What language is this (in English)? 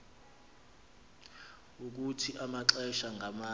Xhosa